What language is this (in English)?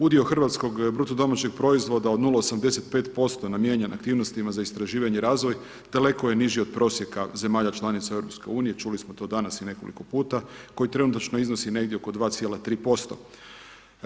Croatian